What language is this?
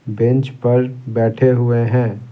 Hindi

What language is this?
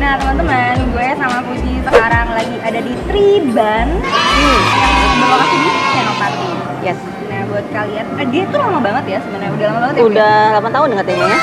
Indonesian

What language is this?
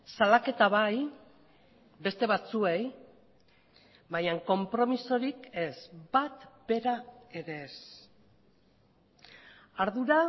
Basque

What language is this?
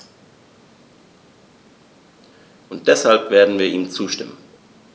German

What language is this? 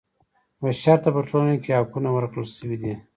Pashto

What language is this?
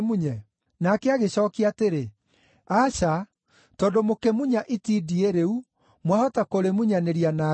Kikuyu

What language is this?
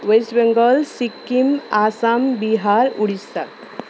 Nepali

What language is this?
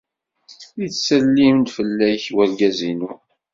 Kabyle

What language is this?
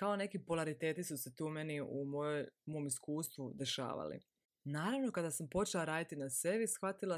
Croatian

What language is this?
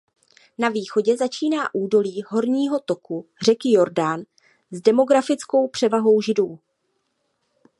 Czech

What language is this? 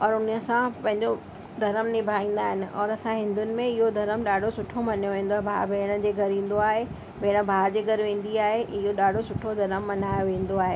Sindhi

